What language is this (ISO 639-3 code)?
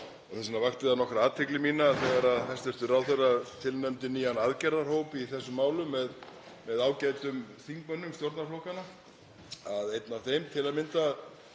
isl